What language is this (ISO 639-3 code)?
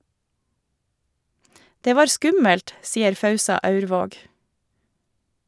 nor